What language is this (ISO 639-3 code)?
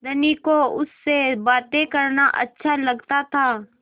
hin